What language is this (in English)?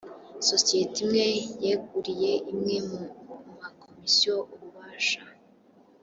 Kinyarwanda